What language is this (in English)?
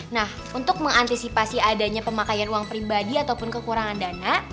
Indonesian